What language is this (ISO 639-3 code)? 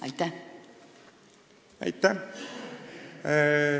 est